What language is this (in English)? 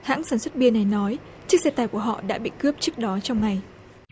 Vietnamese